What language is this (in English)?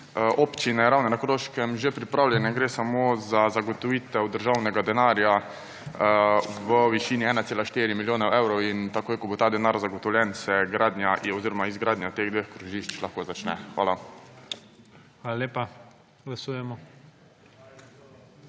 Slovenian